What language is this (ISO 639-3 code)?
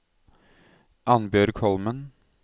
nor